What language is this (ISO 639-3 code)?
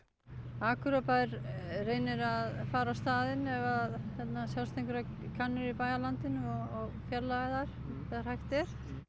isl